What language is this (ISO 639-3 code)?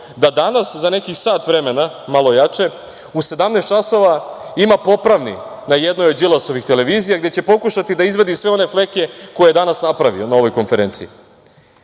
srp